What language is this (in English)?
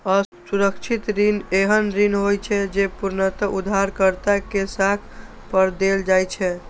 Maithili